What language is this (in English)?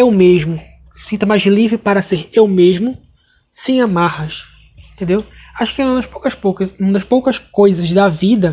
Portuguese